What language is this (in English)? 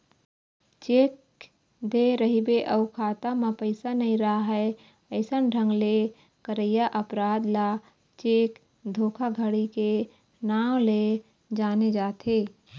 Chhattisgarhi